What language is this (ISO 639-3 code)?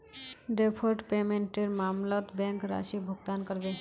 mag